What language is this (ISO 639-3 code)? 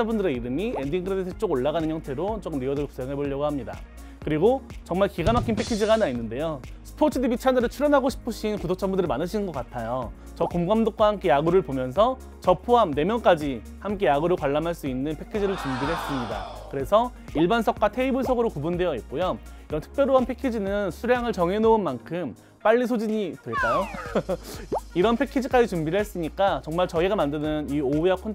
kor